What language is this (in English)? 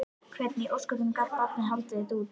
Icelandic